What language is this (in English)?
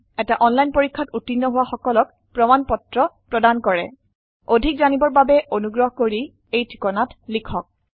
Assamese